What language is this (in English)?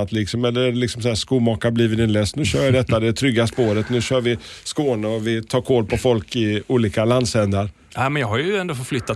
Swedish